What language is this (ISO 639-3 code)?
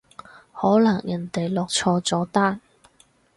yue